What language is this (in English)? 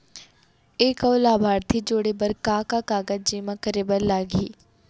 Chhattisgarhi